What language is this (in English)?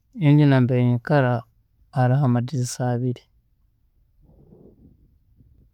Tooro